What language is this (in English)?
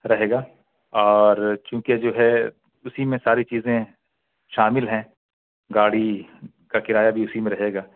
Urdu